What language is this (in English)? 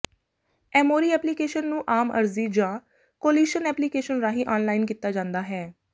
Punjabi